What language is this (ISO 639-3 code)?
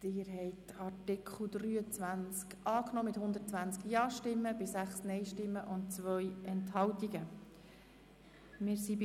gsw